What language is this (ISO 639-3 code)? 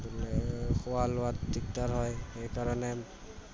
asm